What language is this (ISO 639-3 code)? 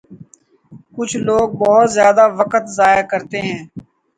urd